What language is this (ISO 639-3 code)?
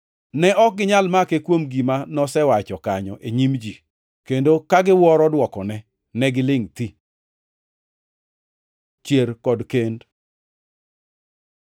luo